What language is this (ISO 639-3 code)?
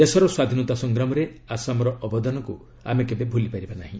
ori